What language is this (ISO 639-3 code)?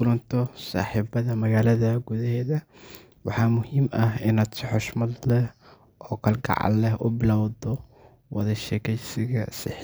som